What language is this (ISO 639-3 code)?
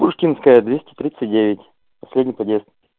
rus